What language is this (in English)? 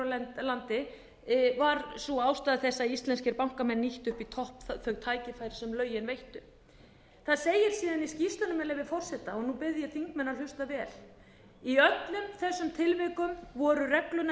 Icelandic